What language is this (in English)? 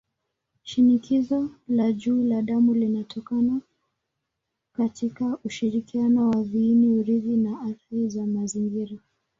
Swahili